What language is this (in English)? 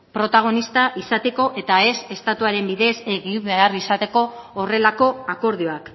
Basque